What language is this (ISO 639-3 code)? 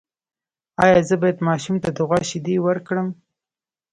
pus